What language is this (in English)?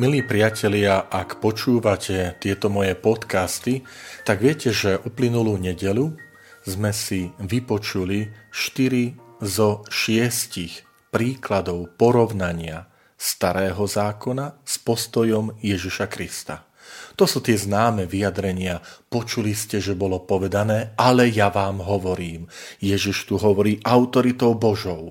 Slovak